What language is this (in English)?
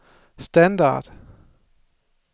Danish